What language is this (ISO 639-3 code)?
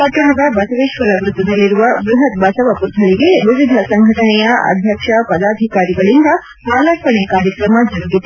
kan